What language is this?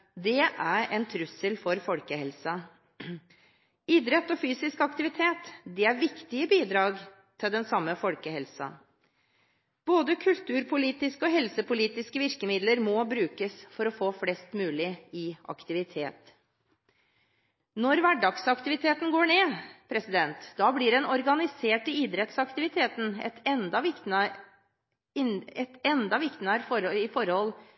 Norwegian Bokmål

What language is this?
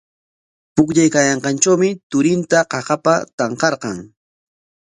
Corongo Ancash Quechua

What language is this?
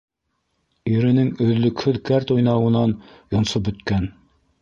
Bashkir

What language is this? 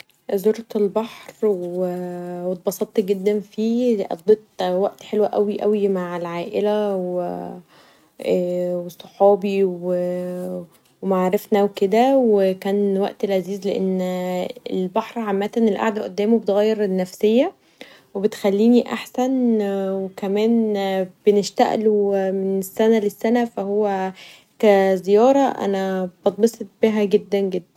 Egyptian Arabic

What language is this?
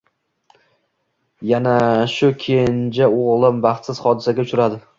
Uzbek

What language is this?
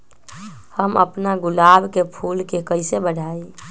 Magahi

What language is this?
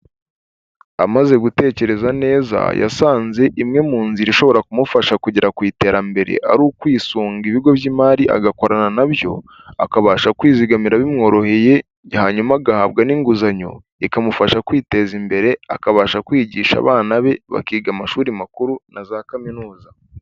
Kinyarwanda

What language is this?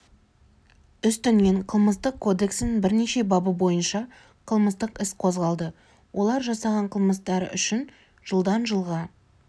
Kazakh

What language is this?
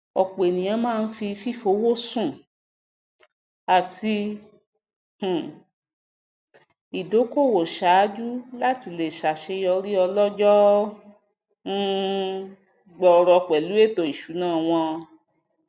Yoruba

